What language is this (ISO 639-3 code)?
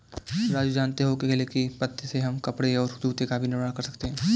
hin